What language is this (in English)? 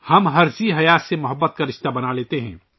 Urdu